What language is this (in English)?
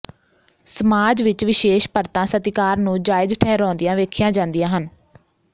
Punjabi